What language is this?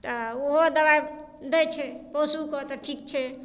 Maithili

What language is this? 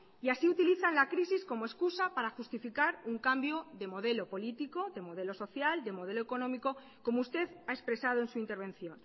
Spanish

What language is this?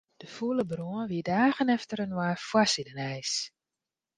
Western Frisian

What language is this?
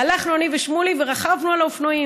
Hebrew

